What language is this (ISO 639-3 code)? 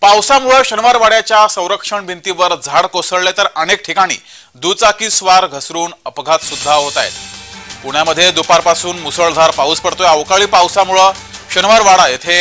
mar